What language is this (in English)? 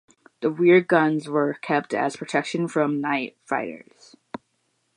English